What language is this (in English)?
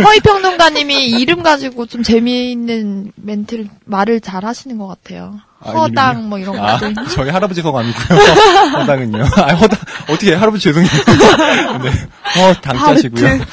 Korean